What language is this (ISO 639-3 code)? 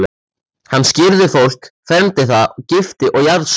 isl